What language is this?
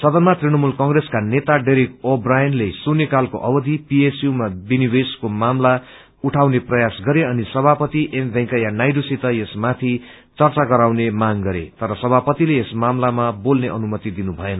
Nepali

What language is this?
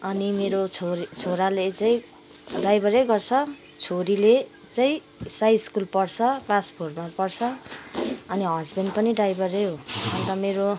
Nepali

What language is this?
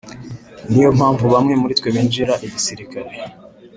Kinyarwanda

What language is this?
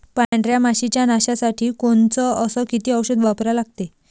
Marathi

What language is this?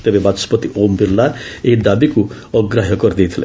Odia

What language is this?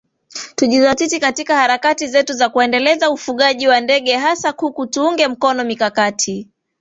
Swahili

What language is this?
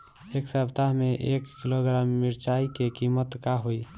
Bhojpuri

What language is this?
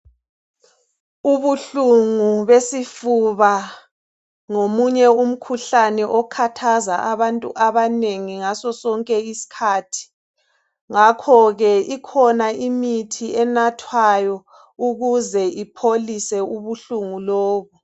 North Ndebele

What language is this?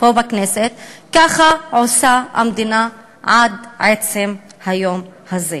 Hebrew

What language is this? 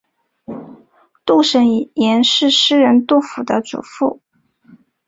Chinese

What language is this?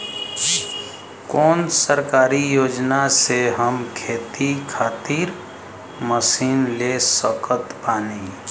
Bhojpuri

